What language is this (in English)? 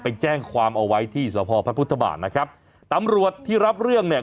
Thai